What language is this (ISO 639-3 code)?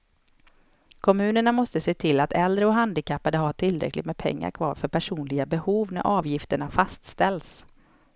swe